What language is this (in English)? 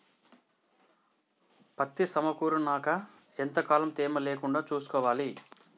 Telugu